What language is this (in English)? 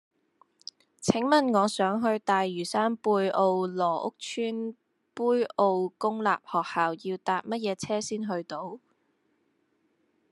Cantonese